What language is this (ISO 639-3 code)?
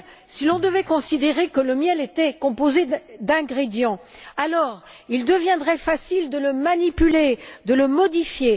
fra